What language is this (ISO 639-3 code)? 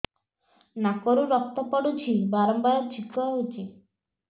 ori